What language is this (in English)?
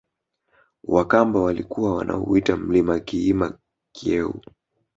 Swahili